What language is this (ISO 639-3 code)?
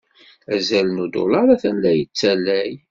kab